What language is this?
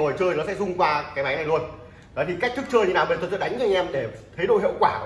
Vietnamese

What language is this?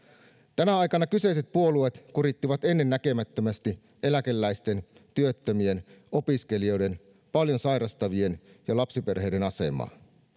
Finnish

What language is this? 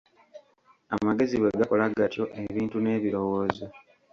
Ganda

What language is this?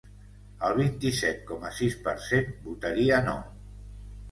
Catalan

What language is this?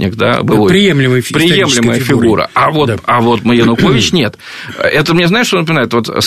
Russian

